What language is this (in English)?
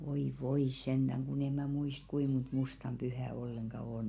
Finnish